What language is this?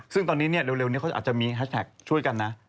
Thai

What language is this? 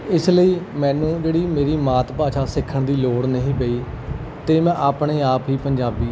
Punjabi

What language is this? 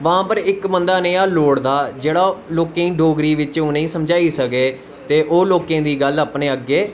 Dogri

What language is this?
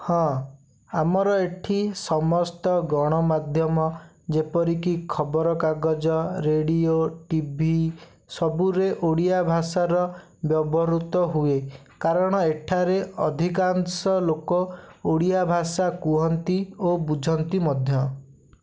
Odia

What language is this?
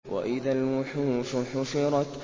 Arabic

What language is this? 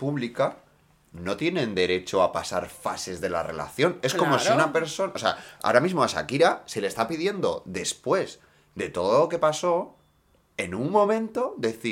Spanish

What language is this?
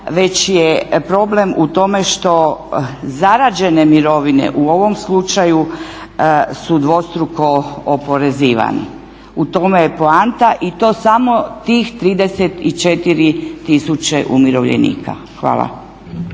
Croatian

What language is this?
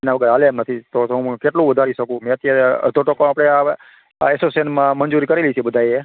Gujarati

